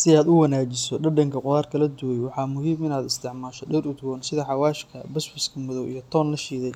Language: Somali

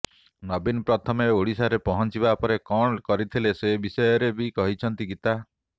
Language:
Odia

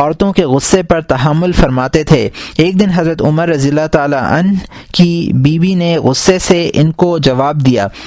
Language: Urdu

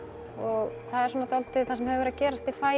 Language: Icelandic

